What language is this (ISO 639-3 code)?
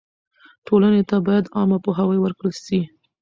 pus